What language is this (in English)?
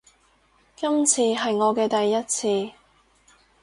Cantonese